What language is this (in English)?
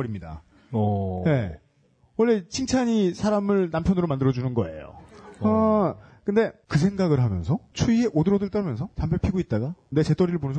Korean